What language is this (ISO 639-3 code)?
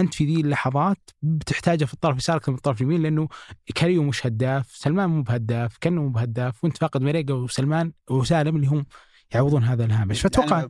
ara